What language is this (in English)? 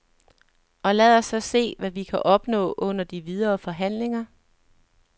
Danish